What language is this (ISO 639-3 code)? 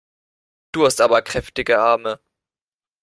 deu